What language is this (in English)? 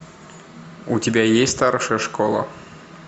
Russian